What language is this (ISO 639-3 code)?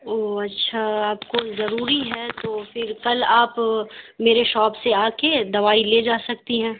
urd